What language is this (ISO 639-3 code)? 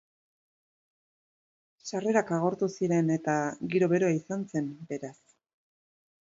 eus